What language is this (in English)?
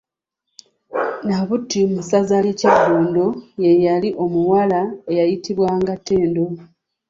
Ganda